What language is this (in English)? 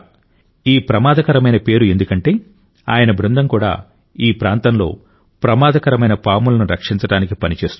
Telugu